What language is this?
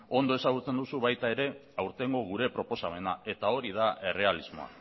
Basque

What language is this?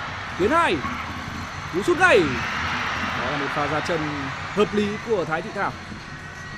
Vietnamese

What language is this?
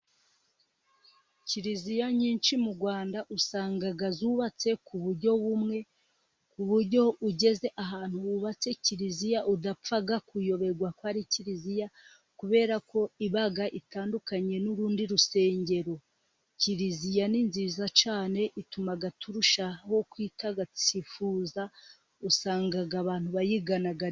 Kinyarwanda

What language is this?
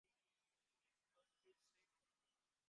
Bangla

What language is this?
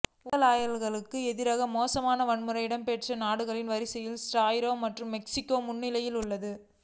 Tamil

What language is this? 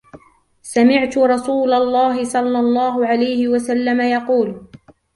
Arabic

